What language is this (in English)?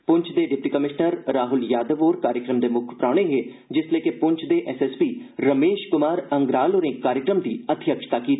Dogri